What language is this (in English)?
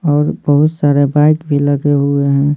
Hindi